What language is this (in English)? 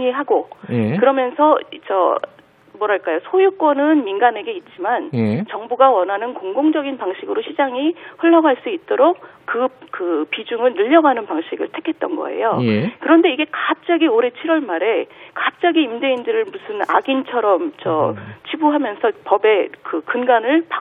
Korean